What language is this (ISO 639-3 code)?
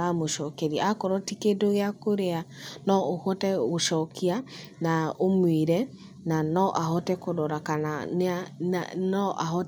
kik